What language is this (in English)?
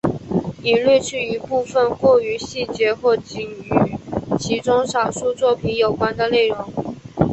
Chinese